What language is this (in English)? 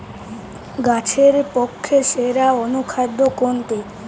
Bangla